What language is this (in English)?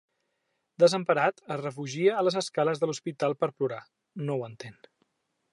Catalan